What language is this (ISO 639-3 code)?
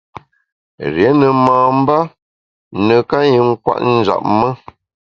bax